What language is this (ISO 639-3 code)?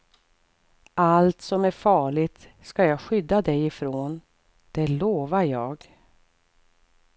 swe